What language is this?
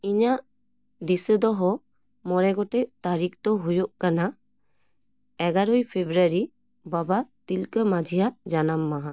Santali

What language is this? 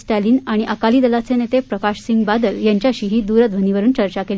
Marathi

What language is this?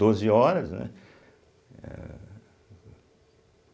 Portuguese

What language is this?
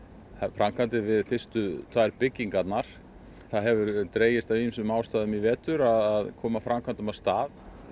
Icelandic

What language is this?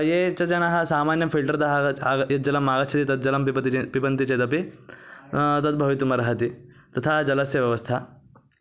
Sanskrit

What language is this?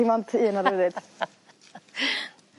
Welsh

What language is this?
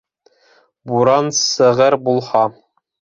Bashkir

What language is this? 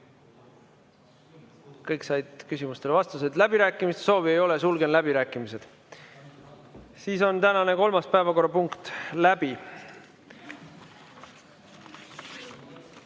Estonian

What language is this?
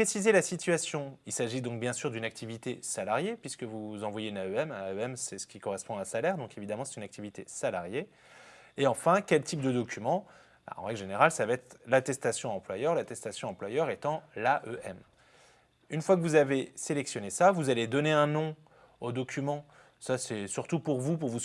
French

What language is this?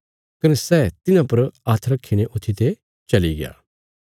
Bilaspuri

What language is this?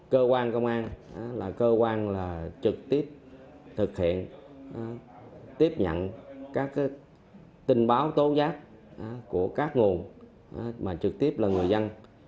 Vietnamese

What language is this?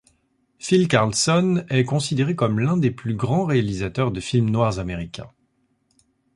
French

